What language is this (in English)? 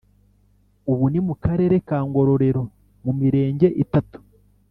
Kinyarwanda